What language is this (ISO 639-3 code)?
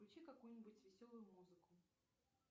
rus